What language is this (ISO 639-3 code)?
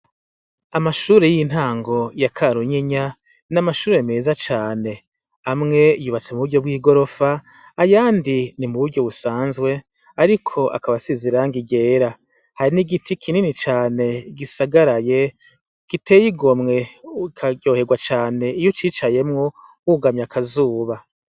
run